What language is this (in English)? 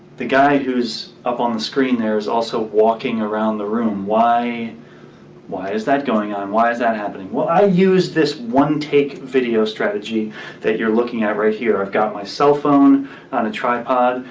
English